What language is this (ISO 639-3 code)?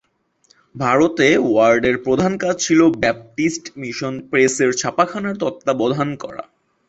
ben